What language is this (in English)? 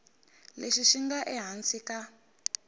Tsonga